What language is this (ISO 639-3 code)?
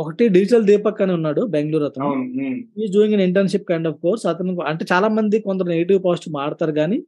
tel